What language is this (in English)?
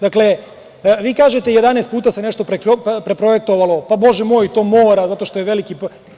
Serbian